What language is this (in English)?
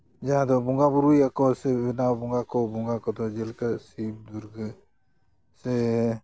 Santali